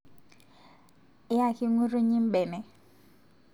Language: Masai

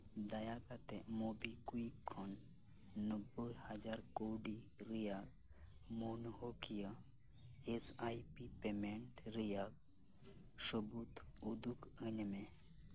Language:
Santali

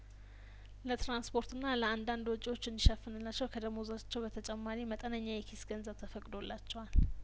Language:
Amharic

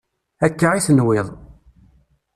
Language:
Kabyle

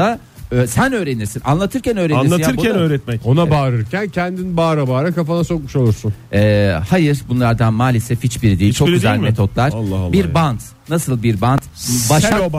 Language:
Turkish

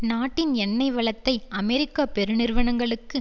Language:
Tamil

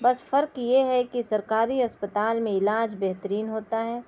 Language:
Urdu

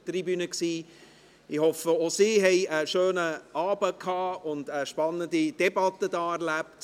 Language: Swiss German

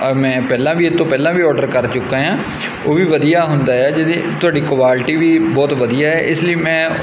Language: Punjabi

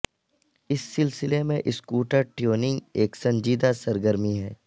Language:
Urdu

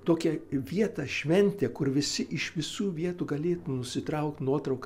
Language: Lithuanian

